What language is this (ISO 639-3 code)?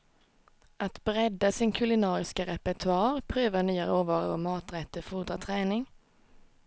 swe